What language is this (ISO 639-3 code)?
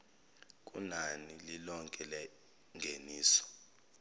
zul